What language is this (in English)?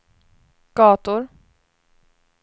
Swedish